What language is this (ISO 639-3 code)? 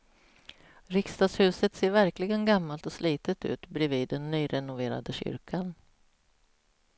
swe